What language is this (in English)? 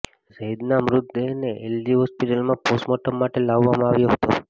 Gujarati